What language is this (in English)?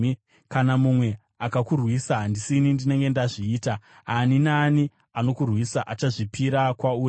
Shona